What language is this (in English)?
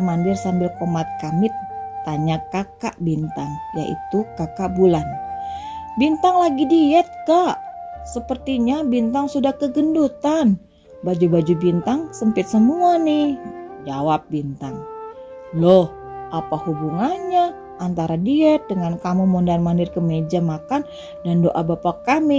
Indonesian